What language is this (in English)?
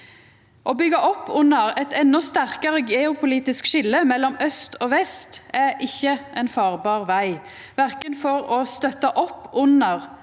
Norwegian